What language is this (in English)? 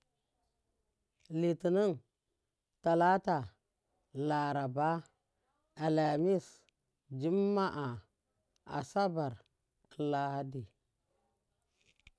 Miya